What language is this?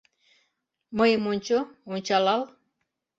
Mari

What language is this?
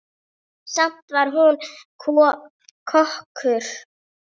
Icelandic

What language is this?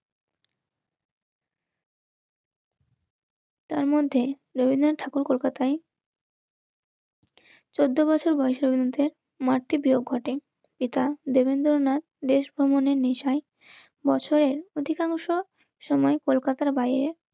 Bangla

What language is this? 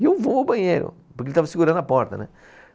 Portuguese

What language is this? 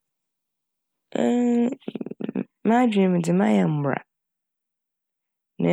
Akan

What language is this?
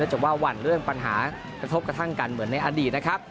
Thai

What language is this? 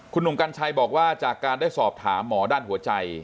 Thai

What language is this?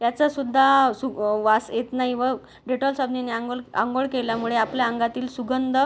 Marathi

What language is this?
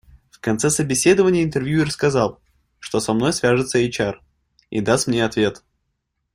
Russian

